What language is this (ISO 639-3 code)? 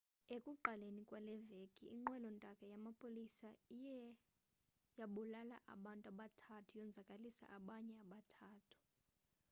xho